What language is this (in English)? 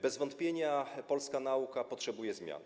Polish